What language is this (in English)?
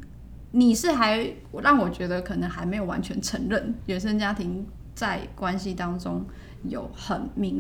Chinese